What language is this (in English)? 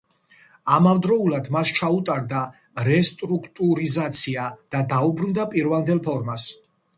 Georgian